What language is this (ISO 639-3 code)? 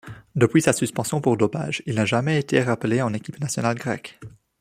fra